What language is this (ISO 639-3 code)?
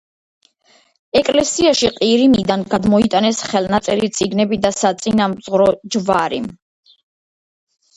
kat